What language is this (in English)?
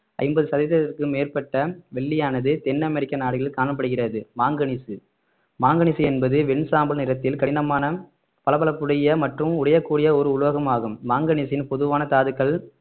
Tamil